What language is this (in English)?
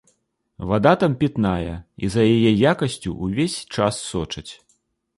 Belarusian